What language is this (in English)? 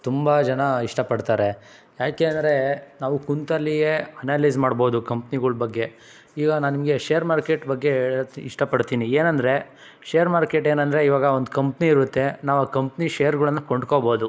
Kannada